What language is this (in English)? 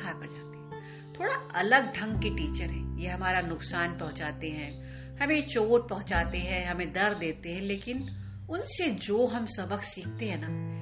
Hindi